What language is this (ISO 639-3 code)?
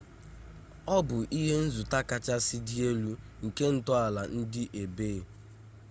ibo